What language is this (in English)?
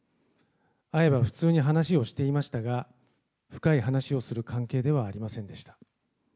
Japanese